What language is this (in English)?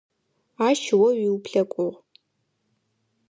Adyghe